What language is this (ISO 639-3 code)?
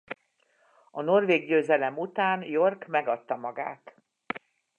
hun